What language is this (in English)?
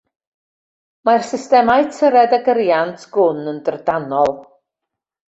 Welsh